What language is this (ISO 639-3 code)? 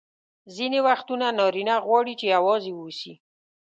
pus